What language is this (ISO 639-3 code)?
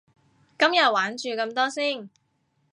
yue